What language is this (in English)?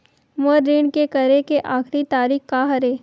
Chhattisgarhi